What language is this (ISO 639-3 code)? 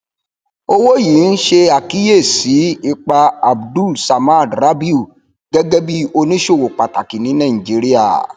yor